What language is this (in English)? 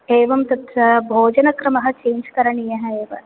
Sanskrit